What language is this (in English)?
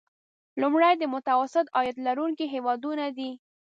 Pashto